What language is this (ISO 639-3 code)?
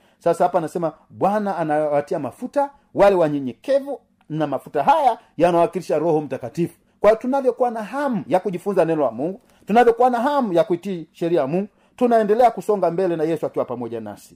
swa